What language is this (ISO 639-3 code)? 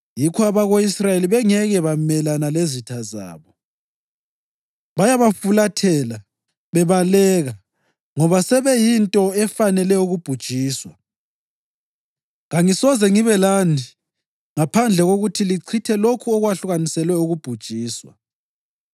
nde